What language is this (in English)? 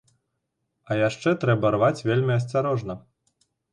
Belarusian